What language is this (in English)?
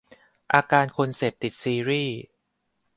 Thai